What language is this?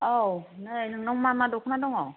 Bodo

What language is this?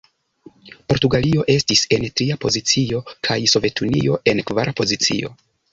Esperanto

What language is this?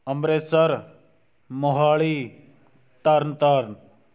Punjabi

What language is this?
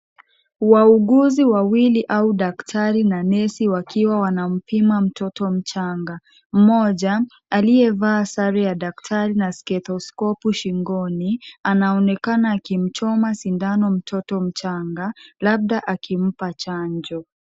Swahili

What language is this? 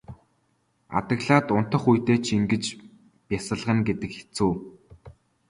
Mongolian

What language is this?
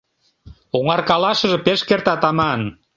Mari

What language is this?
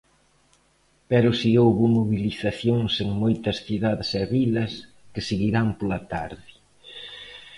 Galician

